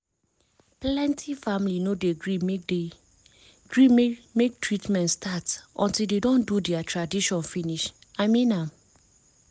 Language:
Nigerian Pidgin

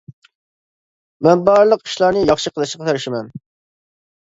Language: Uyghur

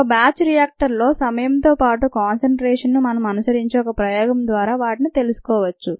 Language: Telugu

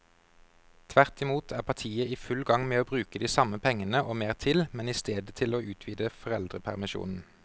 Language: Norwegian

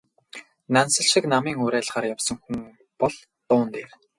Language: Mongolian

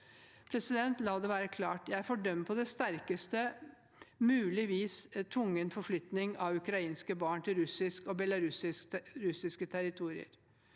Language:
Norwegian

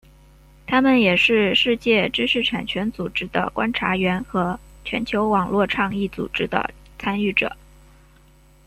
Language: Chinese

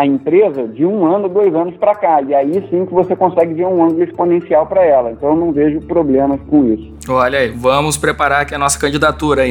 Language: Portuguese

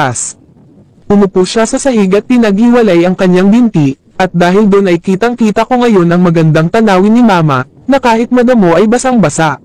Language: Filipino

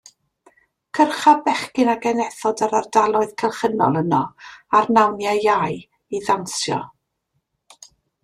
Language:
Welsh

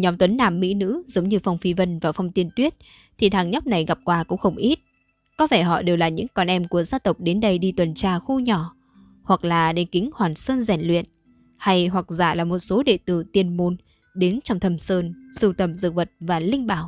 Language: Vietnamese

